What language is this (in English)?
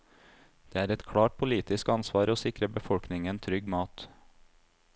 Norwegian